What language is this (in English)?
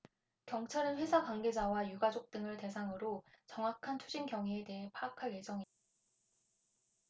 Korean